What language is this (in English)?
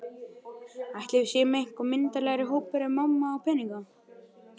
Icelandic